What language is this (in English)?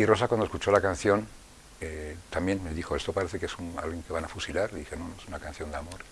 Spanish